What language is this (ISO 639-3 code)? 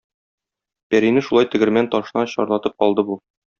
tat